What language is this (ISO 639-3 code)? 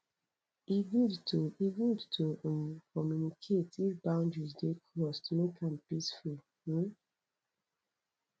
pcm